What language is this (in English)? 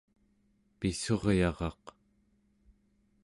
Central Yupik